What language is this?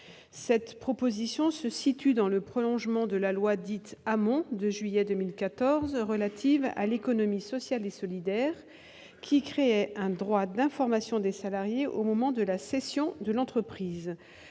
French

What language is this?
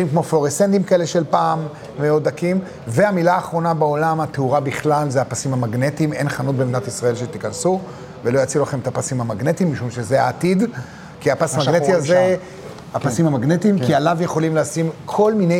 Hebrew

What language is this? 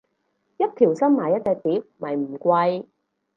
Cantonese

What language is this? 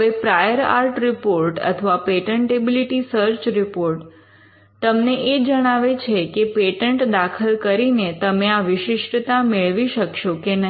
Gujarati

